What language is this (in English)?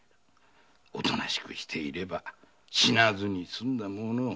Japanese